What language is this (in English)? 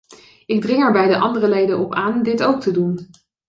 Dutch